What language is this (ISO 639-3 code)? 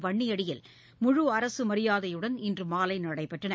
tam